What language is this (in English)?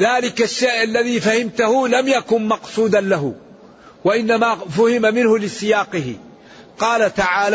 Arabic